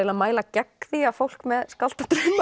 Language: Icelandic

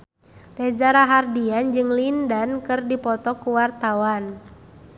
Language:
Sundanese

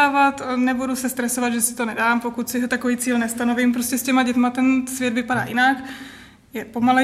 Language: Czech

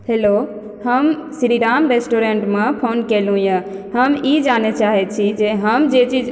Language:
Maithili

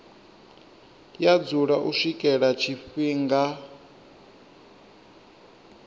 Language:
Venda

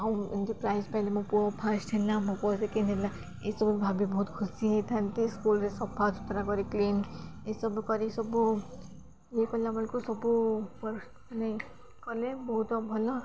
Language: Odia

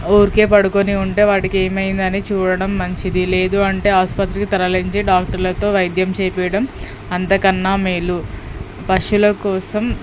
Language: Telugu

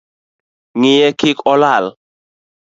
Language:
Luo (Kenya and Tanzania)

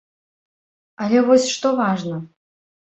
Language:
Belarusian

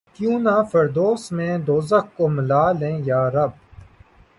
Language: Urdu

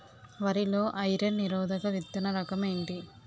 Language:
Telugu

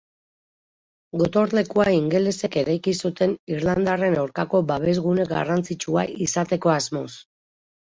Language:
Basque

